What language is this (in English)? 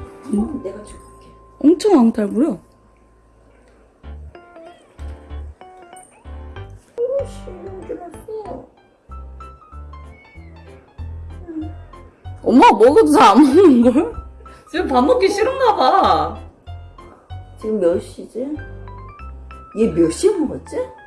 Korean